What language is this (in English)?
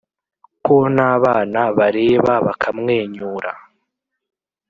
Kinyarwanda